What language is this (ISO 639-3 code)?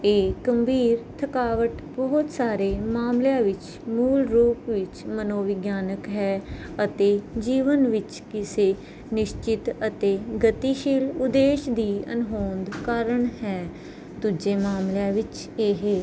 pan